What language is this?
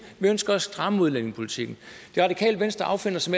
Danish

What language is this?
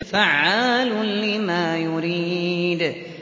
Arabic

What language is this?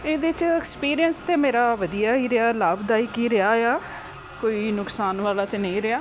Punjabi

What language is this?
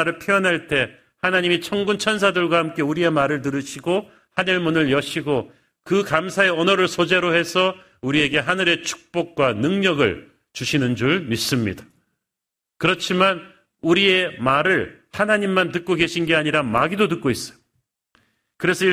Korean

